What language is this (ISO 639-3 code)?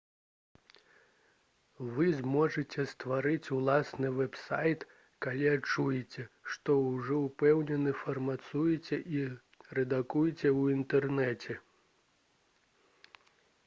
bel